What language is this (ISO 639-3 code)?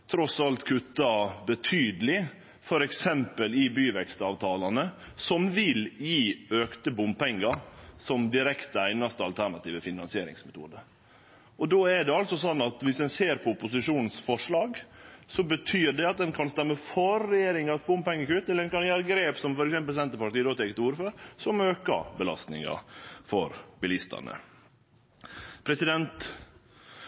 nno